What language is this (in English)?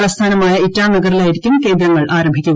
Malayalam